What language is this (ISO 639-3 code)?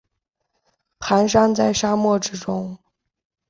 zho